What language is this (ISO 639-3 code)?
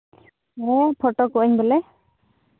sat